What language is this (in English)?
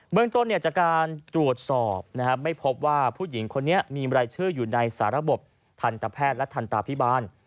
Thai